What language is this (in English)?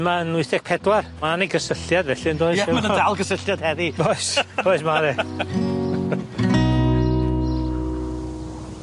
Welsh